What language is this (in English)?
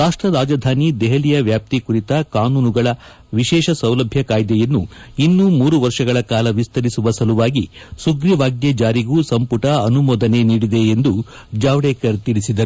Kannada